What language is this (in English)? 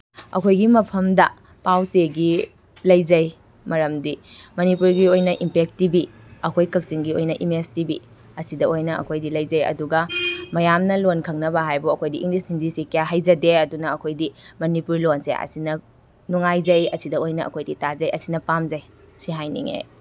Manipuri